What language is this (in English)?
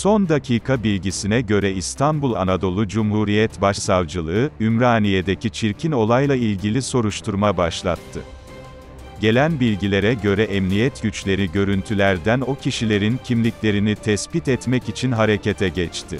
Turkish